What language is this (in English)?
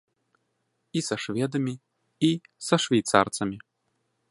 Belarusian